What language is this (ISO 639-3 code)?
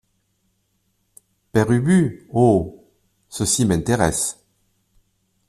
fra